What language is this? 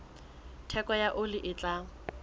Southern Sotho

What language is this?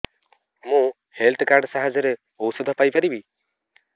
Odia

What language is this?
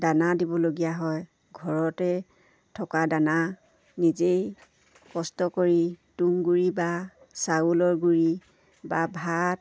Assamese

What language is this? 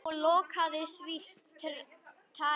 Icelandic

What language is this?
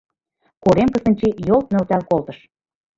Mari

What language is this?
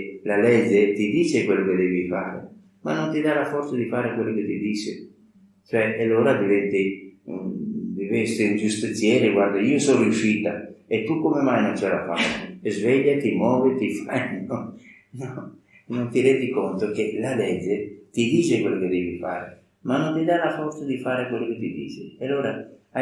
Italian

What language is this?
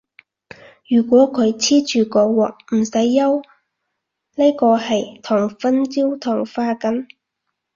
Cantonese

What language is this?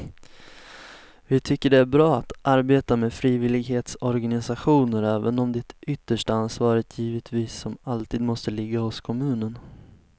Swedish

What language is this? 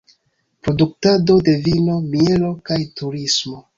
Esperanto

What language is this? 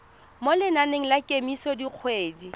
Tswana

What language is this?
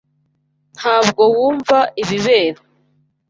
Kinyarwanda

